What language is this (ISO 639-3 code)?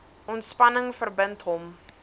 afr